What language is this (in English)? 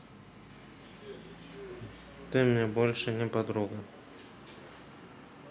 Russian